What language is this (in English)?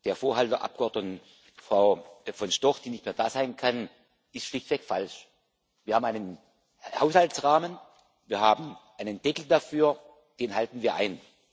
German